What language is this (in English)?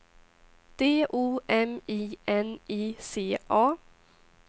Swedish